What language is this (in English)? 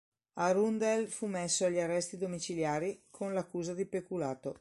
Italian